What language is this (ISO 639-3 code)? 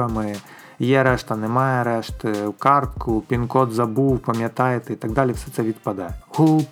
ukr